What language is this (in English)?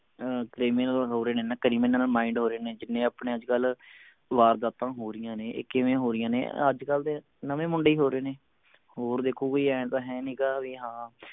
Punjabi